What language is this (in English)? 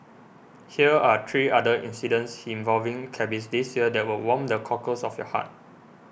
English